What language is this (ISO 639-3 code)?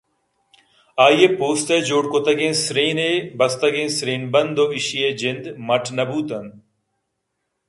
bgp